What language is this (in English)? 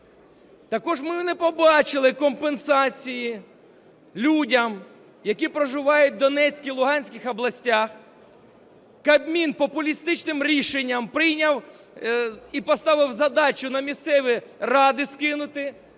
Ukrainian